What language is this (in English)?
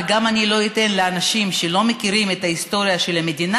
Hebrew